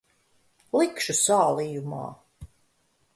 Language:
Latvian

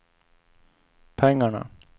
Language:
Swedish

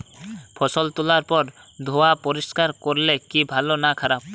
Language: Bangla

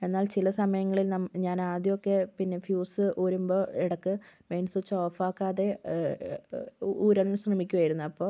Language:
Malayalam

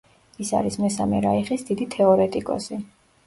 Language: Georgian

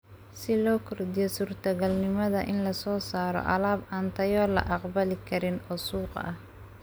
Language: Somali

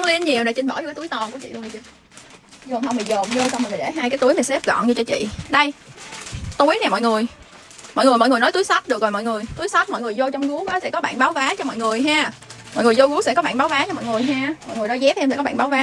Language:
Vietnamese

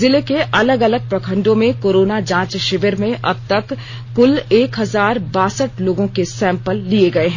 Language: Hindi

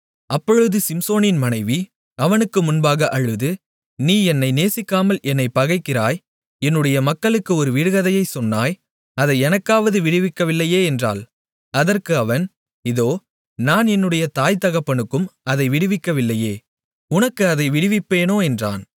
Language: Tamil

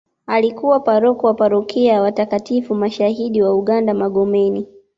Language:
Swahili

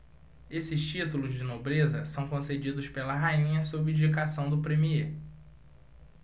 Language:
Portuguese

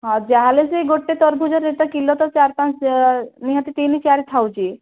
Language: Odia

